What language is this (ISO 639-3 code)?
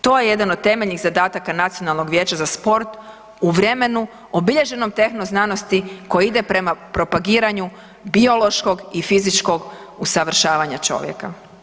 hrv